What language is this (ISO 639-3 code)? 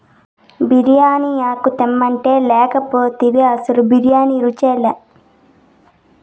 tel